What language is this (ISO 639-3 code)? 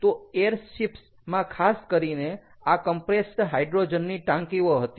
guj